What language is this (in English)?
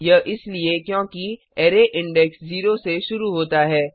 Hindi